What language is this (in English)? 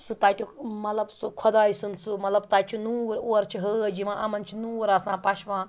Kashmiri